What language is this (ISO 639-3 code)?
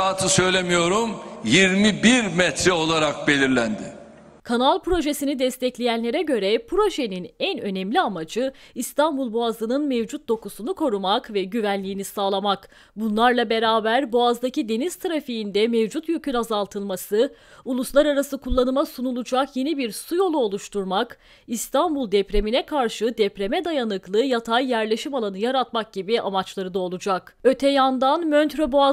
tur